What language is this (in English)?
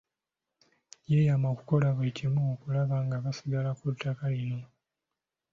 Ganda